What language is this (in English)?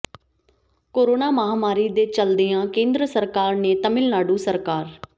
Punjabi